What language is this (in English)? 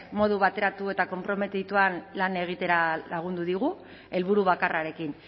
Basque